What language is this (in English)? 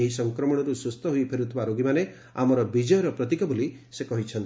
Odia